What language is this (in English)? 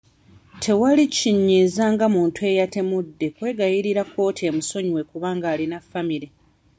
Ganda